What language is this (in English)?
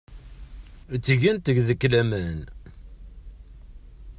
Kabyle